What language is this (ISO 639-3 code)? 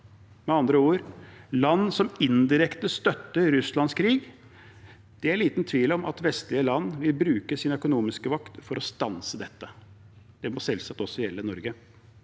nor